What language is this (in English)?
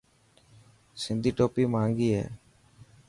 Dhatki